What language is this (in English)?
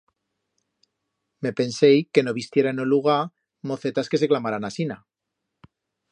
Aragonese